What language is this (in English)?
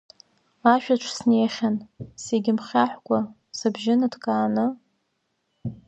Abkhazian